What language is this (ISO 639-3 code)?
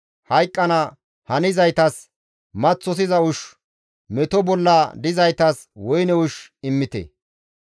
gmv